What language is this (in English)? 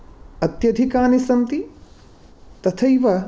Sanskrit